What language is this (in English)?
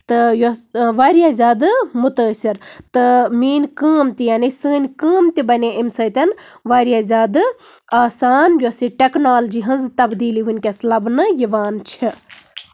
Kashmiri